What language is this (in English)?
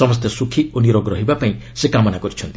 Odia